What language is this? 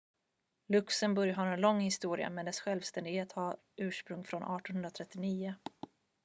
Swedish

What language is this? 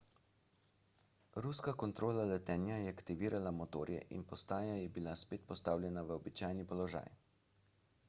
Slovenian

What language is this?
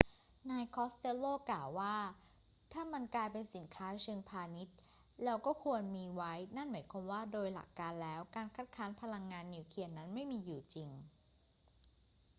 Thai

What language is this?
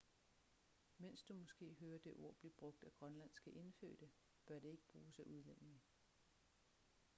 Danish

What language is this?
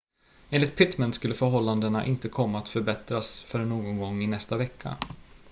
Swedish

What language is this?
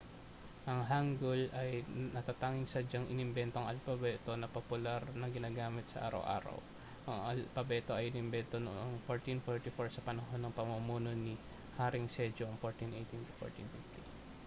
Filipino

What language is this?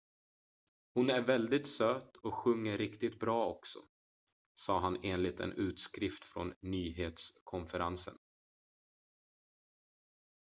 Swedish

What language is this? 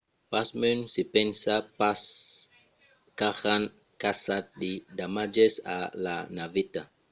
Occitan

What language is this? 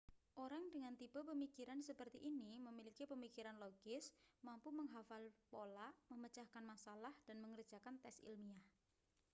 Indonesian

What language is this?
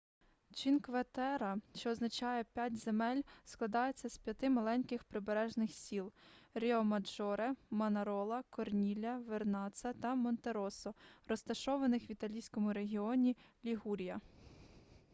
Ukrainian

